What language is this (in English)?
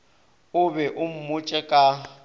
Northern Sotho